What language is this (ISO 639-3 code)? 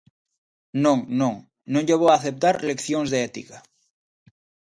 glg